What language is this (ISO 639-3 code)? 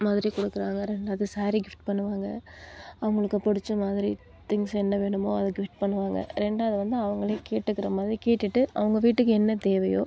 tam